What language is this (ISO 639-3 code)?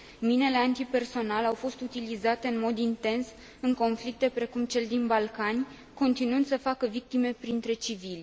ron